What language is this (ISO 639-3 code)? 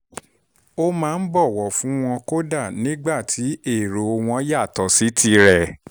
yor